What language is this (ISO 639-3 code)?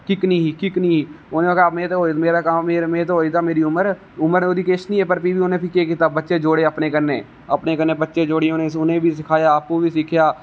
doi